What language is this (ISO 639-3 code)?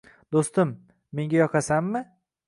uzb